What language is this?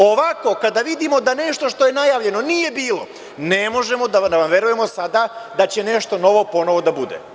Serbian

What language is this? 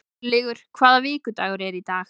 Icelandic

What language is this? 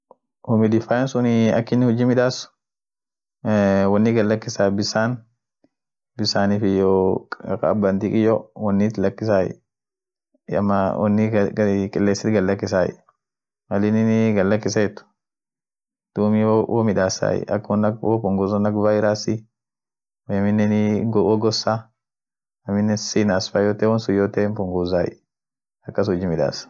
Orma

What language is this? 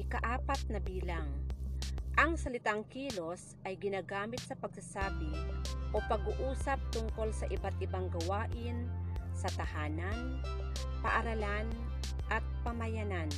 Filipino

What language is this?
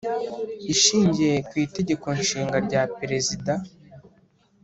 Kinyarwanda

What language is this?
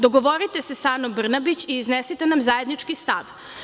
Serbian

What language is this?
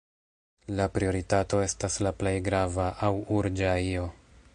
Esperanto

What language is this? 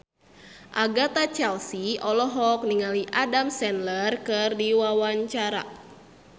Sundanese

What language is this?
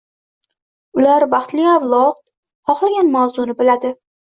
Uzbek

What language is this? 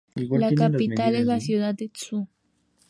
Spanish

